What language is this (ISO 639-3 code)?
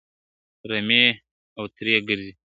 pus